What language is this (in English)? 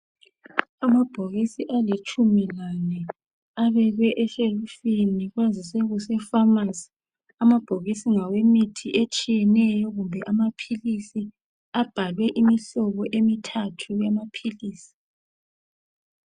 North Ndebele